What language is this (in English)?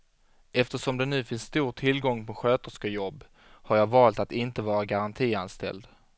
Swedish